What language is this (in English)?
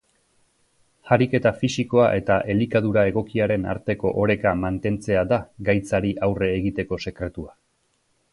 Basque